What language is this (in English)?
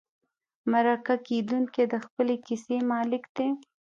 Pashto